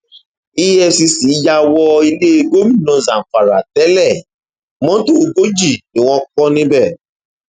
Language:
Yoruba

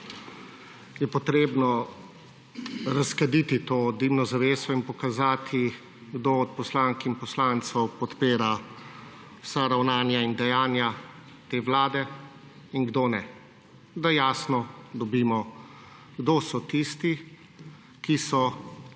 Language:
Slovenian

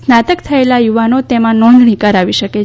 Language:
Gujarati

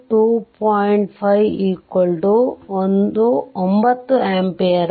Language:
Kannada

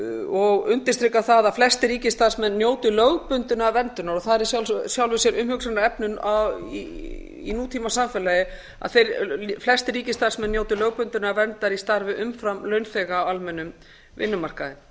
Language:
Icelandic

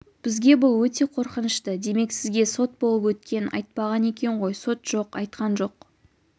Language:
Kazakh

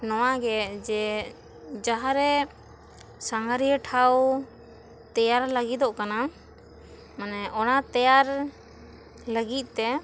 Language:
Santali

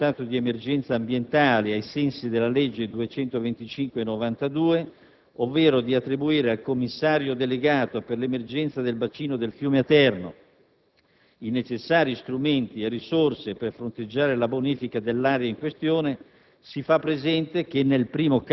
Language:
Italian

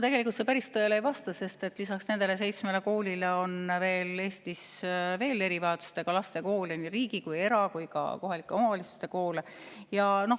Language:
Estonian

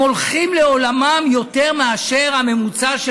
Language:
Hebrew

